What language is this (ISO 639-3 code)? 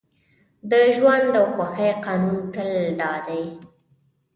pus